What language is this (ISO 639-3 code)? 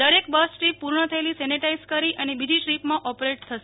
guj